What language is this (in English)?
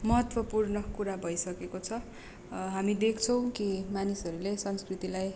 Nepali